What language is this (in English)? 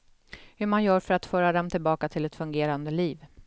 Swedish